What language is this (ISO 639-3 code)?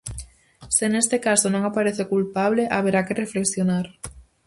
glg